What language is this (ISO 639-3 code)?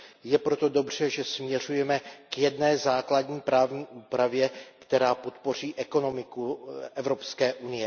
ces